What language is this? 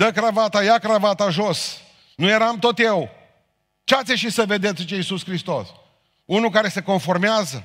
Romanian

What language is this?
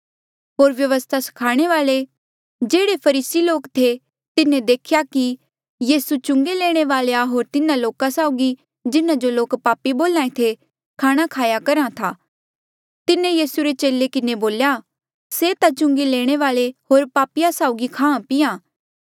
Mandeali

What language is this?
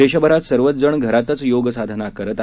Marathi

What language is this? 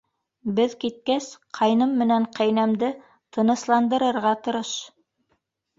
Bashkir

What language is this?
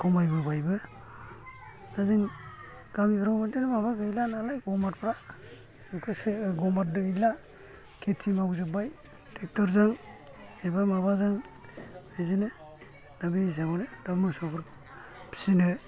Bodo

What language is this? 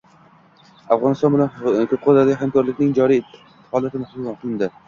Uzbek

